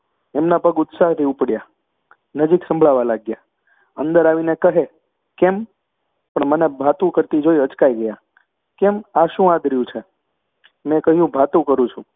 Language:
Gujarati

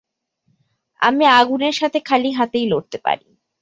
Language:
Bangla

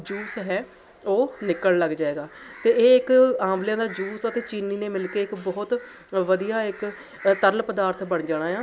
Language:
Punjabi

